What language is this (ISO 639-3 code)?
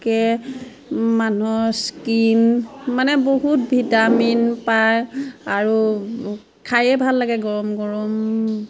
asm